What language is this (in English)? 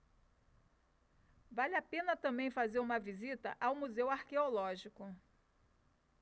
Portuguese